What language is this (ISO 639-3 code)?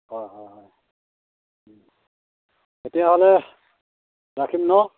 asm